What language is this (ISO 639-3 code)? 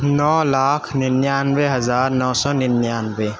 urd